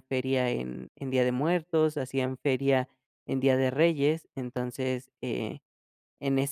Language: Spanish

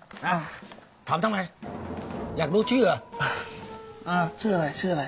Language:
Thai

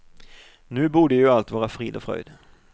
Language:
Swedish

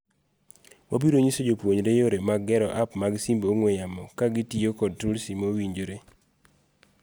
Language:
Luo (Kenya and Tanzania)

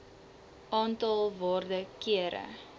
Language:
Afrikaans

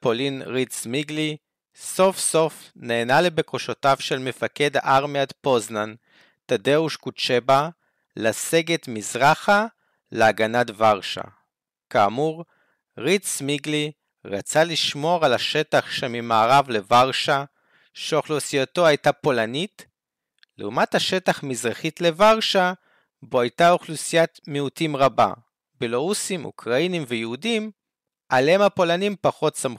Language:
Hebrew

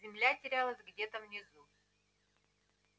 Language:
Russian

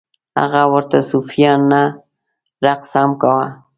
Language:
Pashto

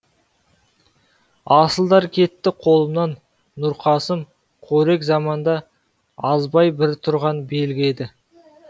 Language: Kazakh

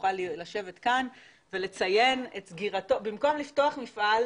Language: Hebrew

